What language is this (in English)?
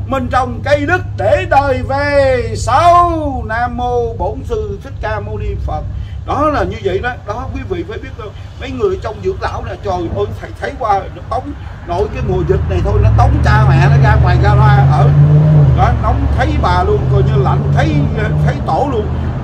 Vietnamese